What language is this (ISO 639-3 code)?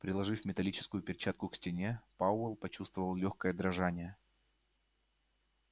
rus